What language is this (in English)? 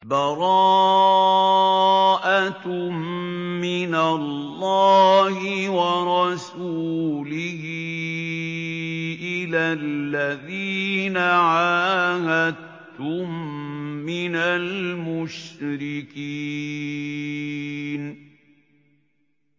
Arabic